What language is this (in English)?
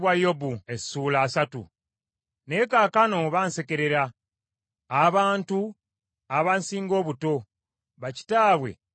Ganda